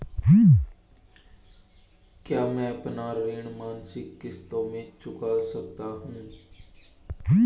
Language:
Hindi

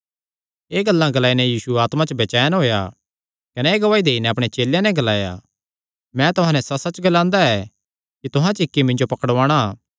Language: Kangri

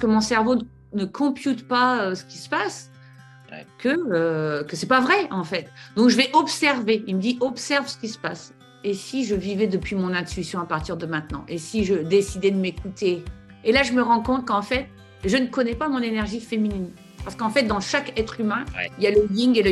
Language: French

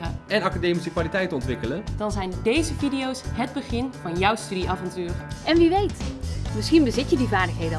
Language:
Dutch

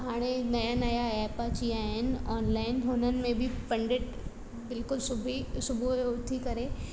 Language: Sindhi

